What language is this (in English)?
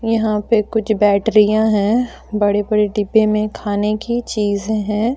Hindi